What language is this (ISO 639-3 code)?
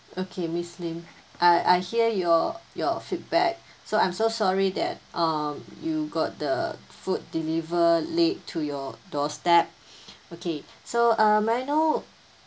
eng